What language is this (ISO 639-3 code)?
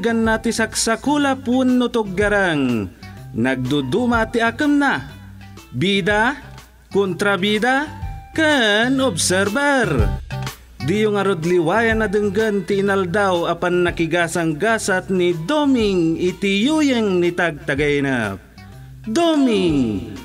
fil